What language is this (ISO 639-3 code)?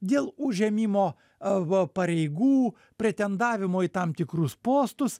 lit